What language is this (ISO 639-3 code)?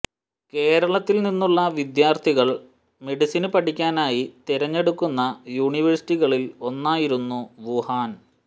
mal